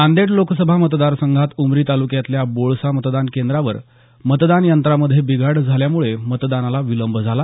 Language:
Marathi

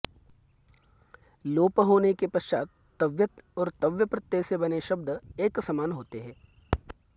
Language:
Sanskrit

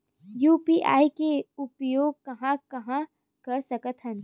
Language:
Chhattisgarhi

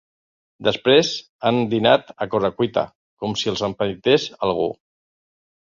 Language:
Catalan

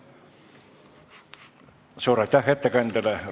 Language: Estonian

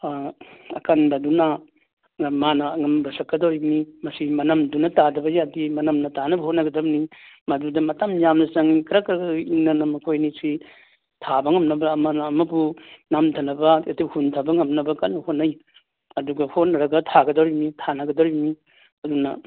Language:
Manipuri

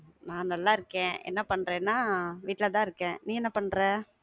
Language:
Tamil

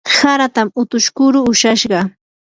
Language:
Yanahuanca Pasco Quechua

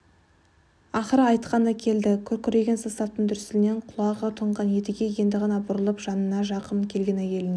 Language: Kazakh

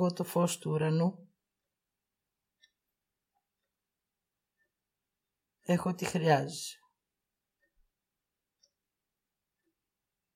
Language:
Greek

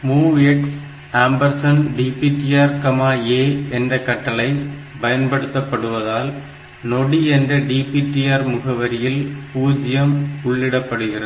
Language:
Tamil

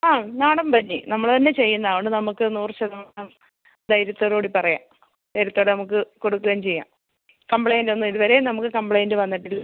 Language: Malayalam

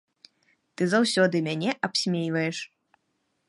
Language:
Belarusian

